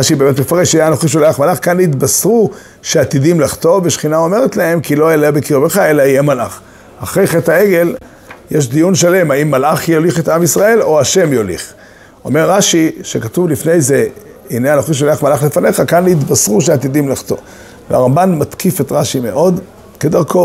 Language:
Hebrew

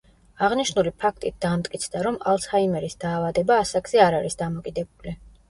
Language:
Georgian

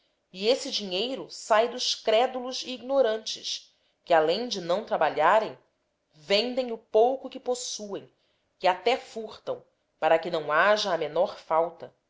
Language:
Portuguese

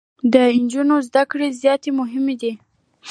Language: Pashto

